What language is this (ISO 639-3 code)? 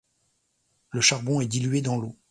fra